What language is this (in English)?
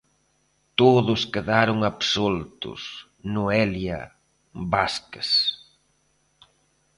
Galician